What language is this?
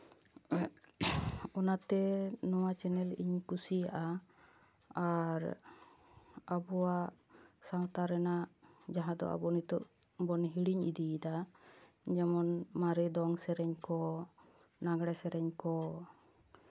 Santali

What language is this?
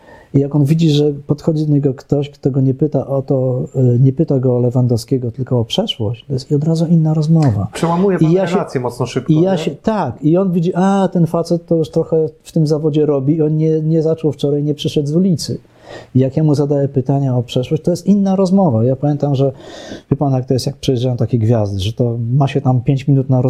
Polish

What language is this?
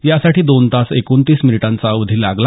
Marathi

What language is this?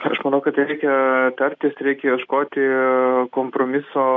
Lithuanian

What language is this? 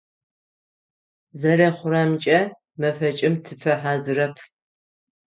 Adyghe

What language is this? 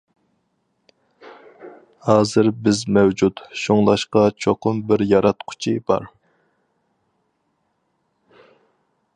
Uyghur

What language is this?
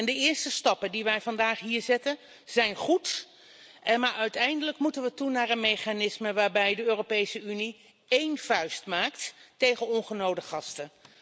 Dutch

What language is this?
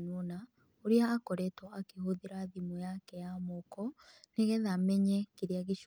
Kikuyu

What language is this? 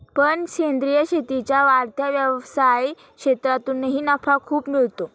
Marathi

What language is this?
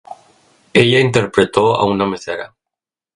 Spanish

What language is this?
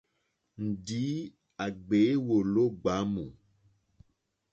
Mokpwe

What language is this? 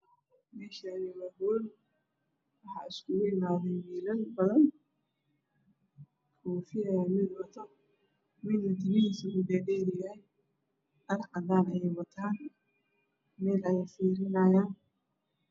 Somali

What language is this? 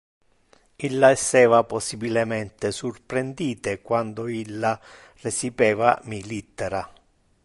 Interlingua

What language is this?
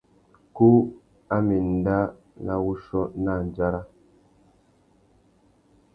Tuki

